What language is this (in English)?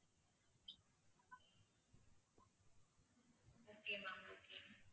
Tamil